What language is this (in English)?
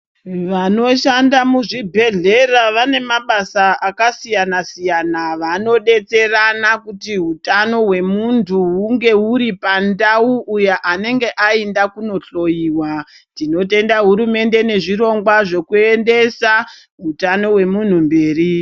Ndau